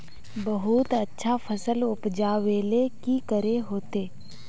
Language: Magahi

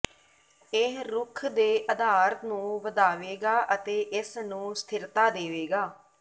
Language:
Punjabi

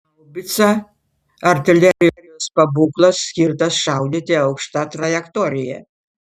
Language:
Lithuanian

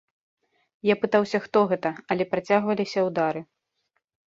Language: Belarusian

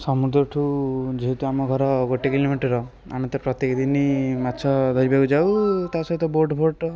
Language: Odia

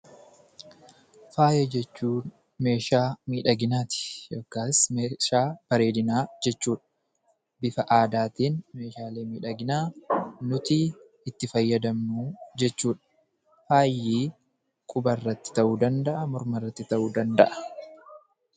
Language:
Oromo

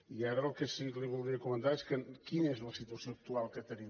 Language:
Catalan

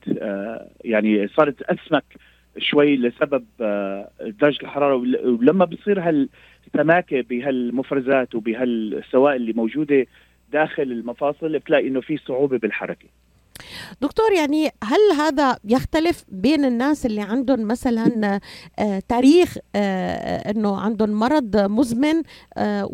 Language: Arabic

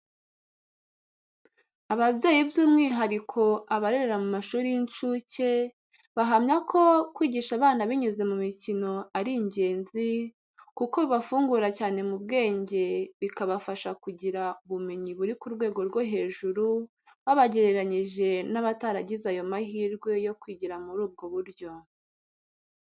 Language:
Kinyarwanda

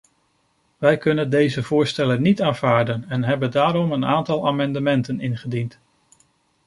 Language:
Dutch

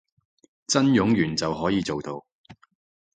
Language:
Cantonese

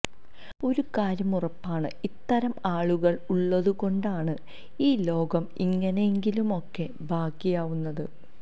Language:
Malayalam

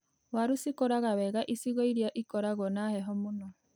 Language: Kikuyu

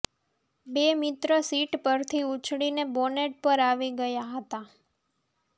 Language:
Gujarati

